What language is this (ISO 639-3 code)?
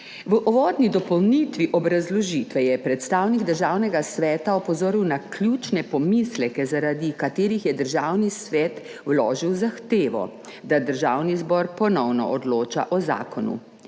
slv